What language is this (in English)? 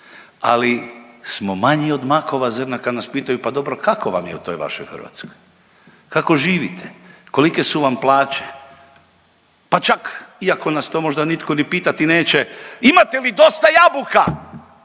Croatian